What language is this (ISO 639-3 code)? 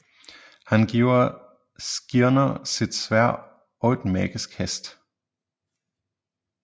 dan